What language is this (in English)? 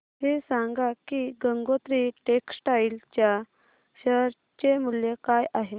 Marathi